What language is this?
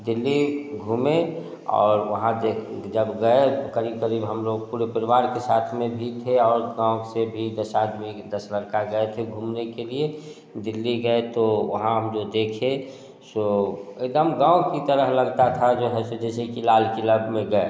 Hindi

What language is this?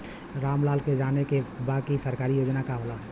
Bhojpuri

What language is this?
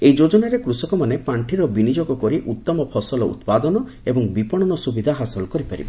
Odia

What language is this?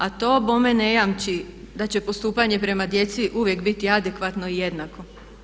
Croatian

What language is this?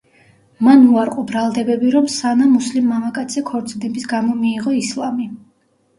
Georgian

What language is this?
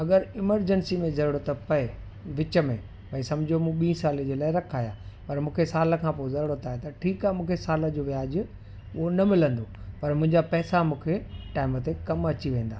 Sindhi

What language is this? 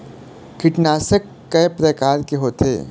Chhattisgarhi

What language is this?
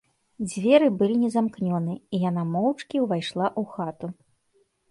Belarusian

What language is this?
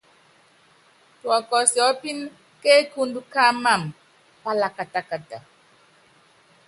Yangben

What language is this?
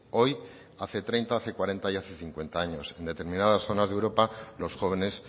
Spanish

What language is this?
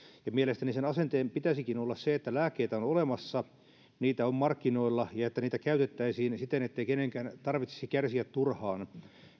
Finnish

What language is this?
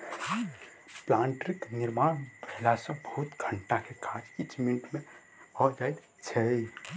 Maithili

